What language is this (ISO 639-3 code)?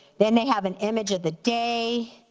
eng